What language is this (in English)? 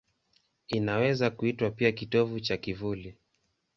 Swahili